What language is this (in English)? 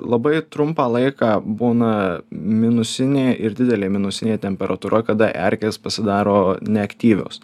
Lithuanian